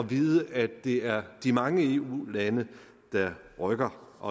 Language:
Danish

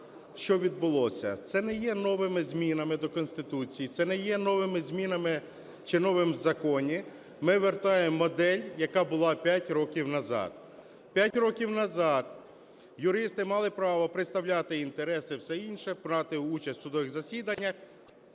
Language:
Ukrainian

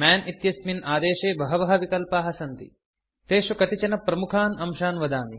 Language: Sanskrit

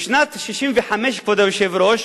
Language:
Hebrew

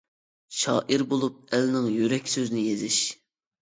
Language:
Uyghur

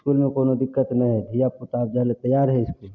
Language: Maithili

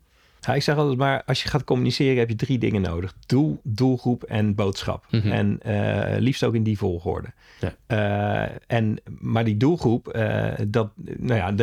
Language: Dutch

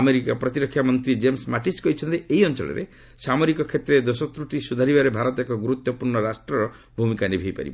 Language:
Odia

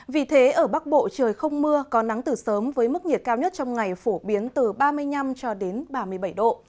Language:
Vietnamese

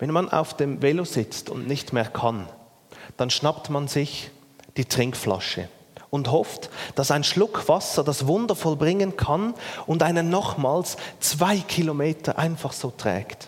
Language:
German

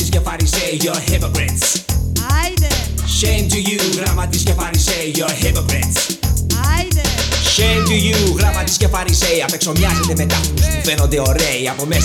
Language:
Greek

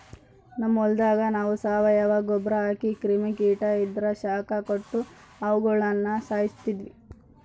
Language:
Kannada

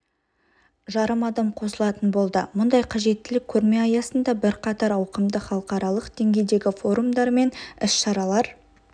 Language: Kazakh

